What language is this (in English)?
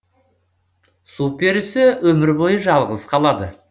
Kazakh